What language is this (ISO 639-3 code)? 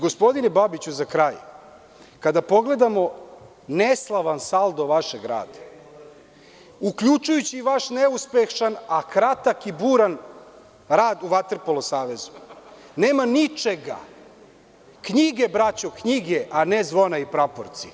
srp